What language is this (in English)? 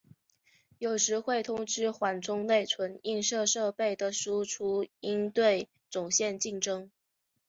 Chinese